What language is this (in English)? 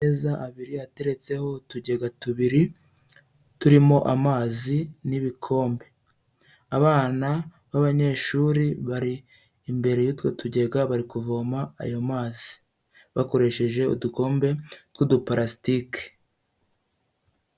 Kinyarwanda